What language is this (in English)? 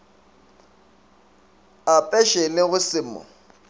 Northern Sotho